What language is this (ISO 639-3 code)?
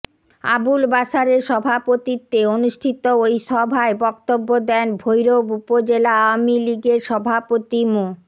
ben